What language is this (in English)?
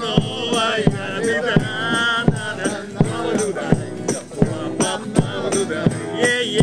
Polish